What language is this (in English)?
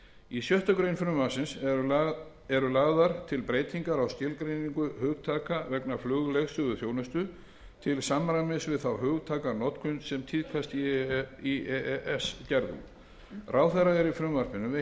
Icelandic